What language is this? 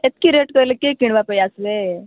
Odia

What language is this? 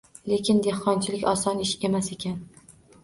Uzbek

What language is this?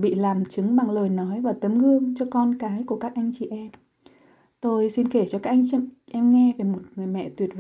Vietnamese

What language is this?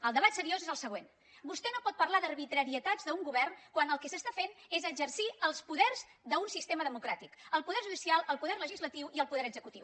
Catalan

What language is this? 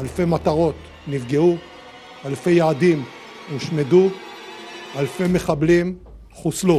Hebrew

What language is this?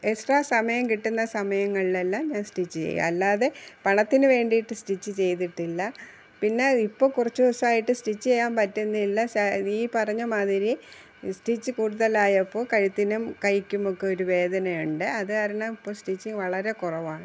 Malayalam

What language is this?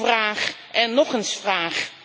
Dutch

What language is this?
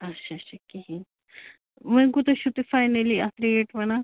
Kashmiri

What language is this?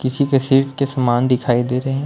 Hindi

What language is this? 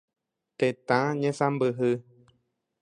Guarani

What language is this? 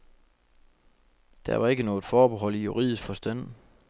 Danish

